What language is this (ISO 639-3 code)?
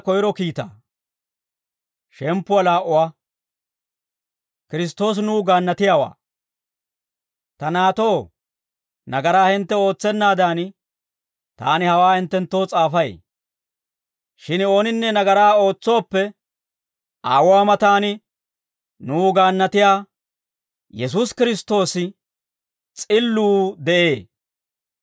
dwr